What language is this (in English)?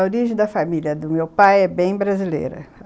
Portuguese